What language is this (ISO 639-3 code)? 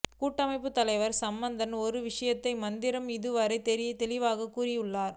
tam